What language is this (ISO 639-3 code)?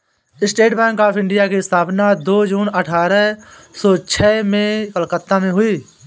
hin